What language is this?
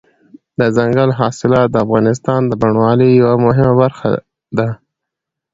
Pashto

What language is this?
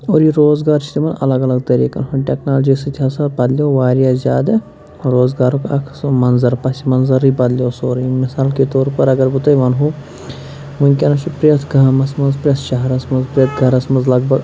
Kashmiri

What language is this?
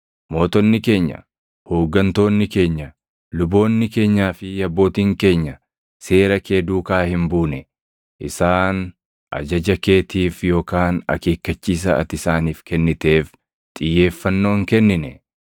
Oromo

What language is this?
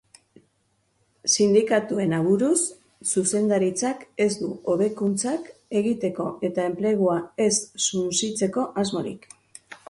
Basque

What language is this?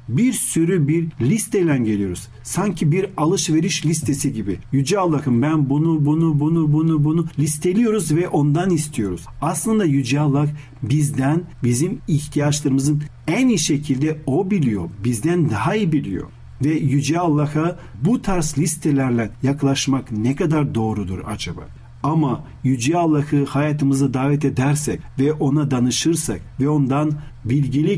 Turkish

